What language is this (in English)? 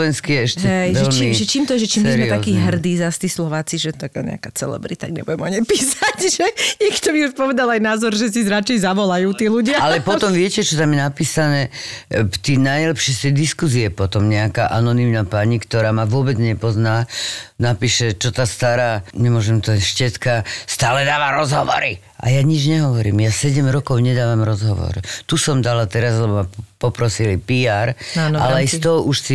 Slovak